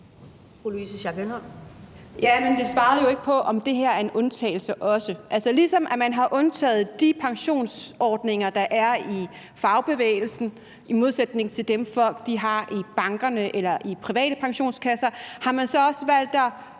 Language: Danish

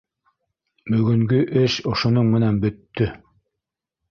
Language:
Bashkir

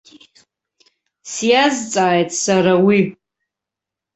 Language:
Abkhazian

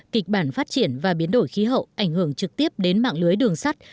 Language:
Vietnamese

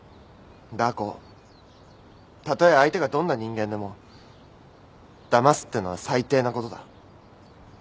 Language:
Japanese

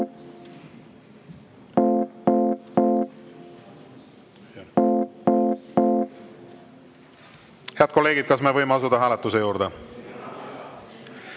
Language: Estonian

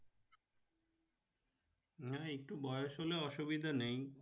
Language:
Bangla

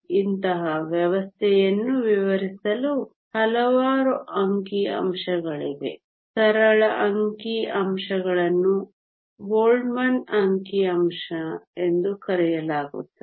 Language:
Kannada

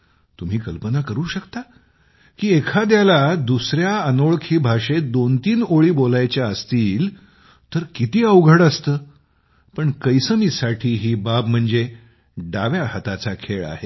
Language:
Marathi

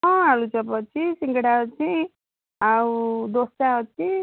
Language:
Odia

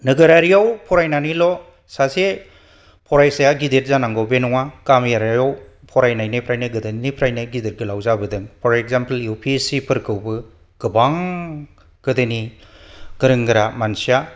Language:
Bodo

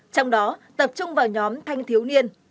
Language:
Vietnamese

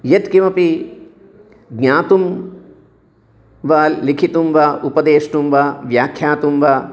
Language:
Sanskrit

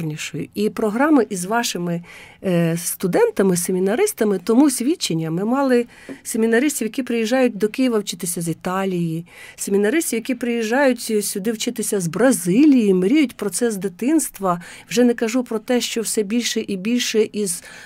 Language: Ukrainian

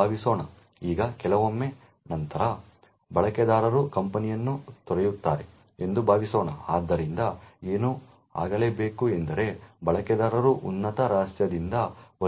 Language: Kannada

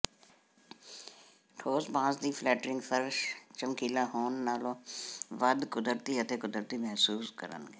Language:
Punjabi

